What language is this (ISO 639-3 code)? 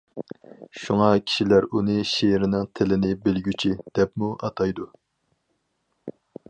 uig